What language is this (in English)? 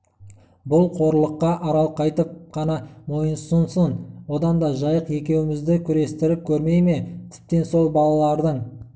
Kazakh